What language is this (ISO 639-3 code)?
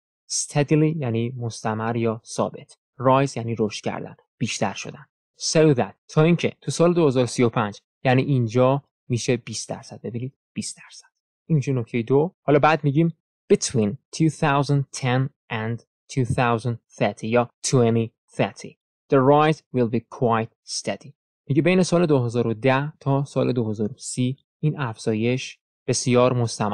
fas